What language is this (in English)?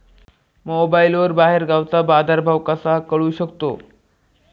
Marathi